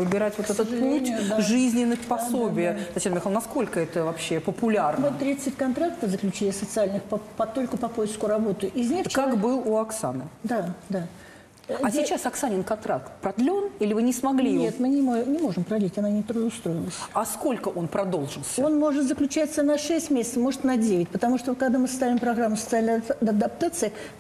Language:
Russian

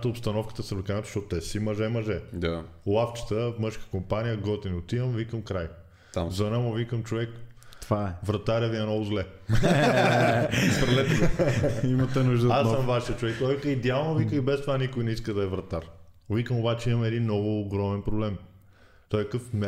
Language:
Bulgarian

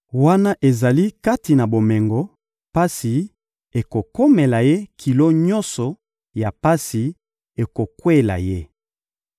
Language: Lingala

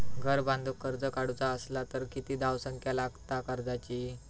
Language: Marathi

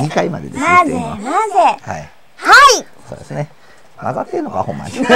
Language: Japanese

